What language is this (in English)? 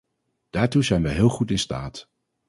Dutch